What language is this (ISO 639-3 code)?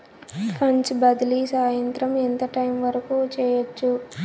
tel